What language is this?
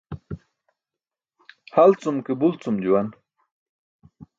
Burushaski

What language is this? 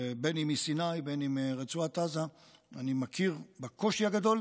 Hebrew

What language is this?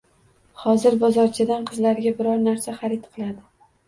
Uzbek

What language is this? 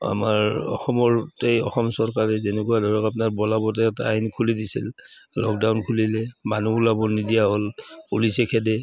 Assamese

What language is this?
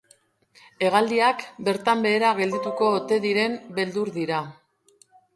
Basque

